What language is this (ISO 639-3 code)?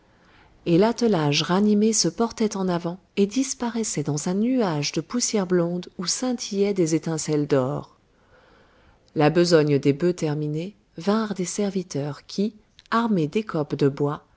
fra